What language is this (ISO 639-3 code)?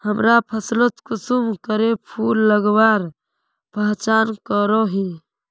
mag